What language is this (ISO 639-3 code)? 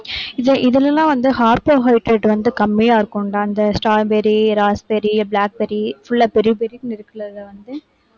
tam